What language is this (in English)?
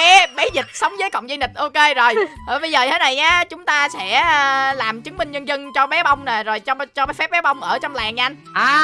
Vietnamese